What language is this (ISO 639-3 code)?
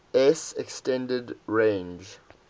eng